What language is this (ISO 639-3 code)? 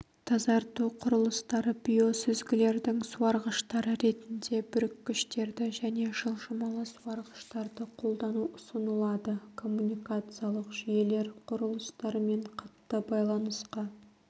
kaz